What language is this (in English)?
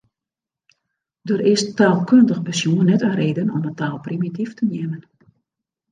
Western Frisian